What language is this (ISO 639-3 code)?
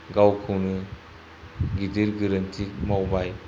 brx